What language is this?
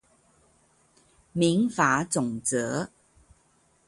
Chinese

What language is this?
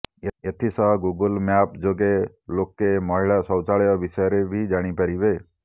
Odia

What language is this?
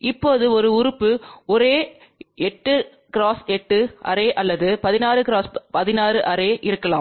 Tamil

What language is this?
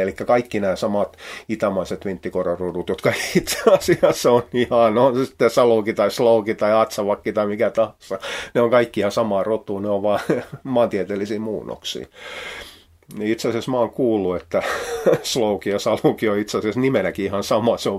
Finnish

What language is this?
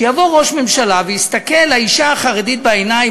Hebrew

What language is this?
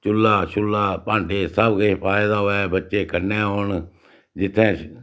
Dogri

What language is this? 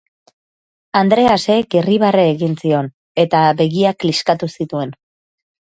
Basque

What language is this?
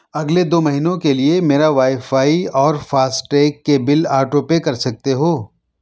Urdu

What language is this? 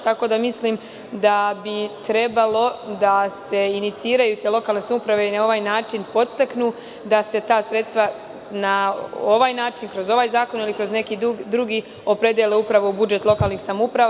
Serbian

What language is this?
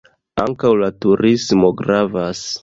Esperanto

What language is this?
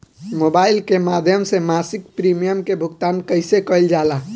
Bhojpuri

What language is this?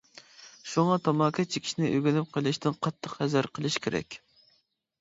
Uyghur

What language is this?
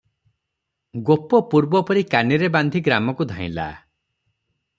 Odia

